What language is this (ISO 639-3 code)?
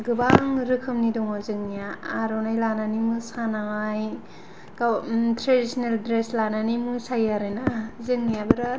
brx